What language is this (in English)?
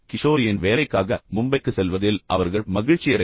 Tamil